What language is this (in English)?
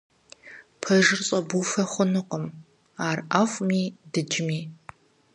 Kabardian